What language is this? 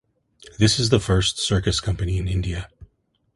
English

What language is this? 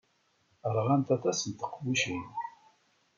Kabyle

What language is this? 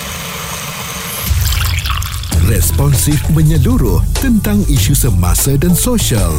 Malay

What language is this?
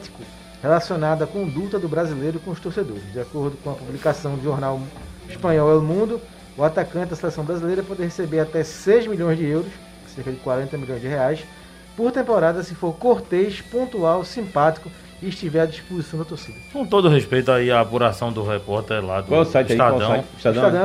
Portuguese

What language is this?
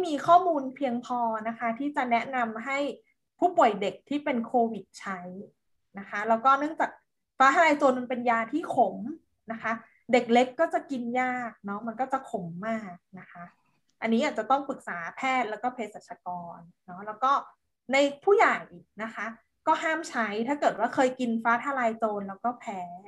Thai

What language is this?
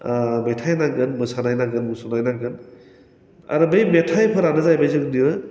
Bodo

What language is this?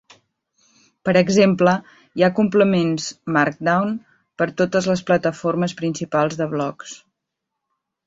Catalan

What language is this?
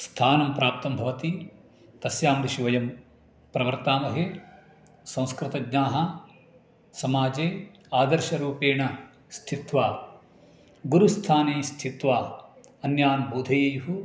Sanskrit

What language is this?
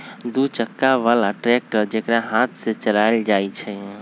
Magahi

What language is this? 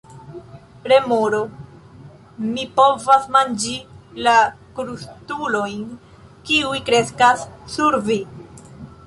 Esperanto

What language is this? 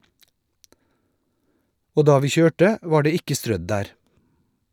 Norwegian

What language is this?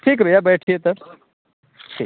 Hindi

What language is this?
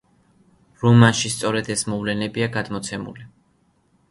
Georgian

